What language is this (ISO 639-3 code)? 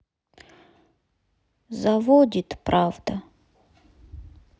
rus